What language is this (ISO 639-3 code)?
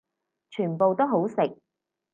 yue